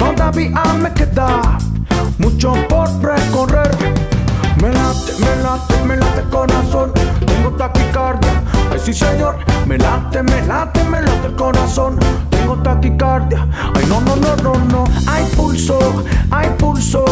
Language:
Spanish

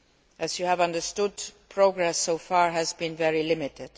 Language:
English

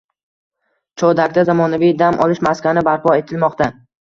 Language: Uzbek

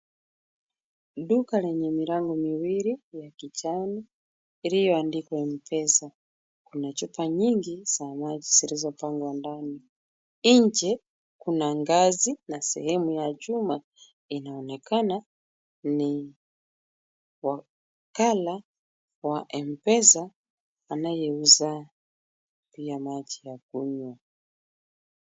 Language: Swahili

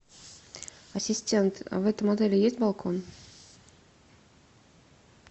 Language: Russian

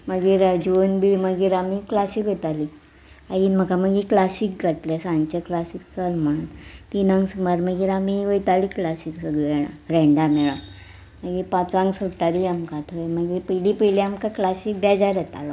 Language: Konkani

